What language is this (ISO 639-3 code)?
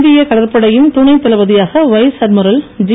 tam